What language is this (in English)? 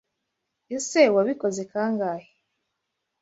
Kinyarwanda